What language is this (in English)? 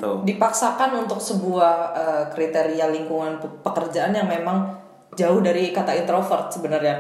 Indonesian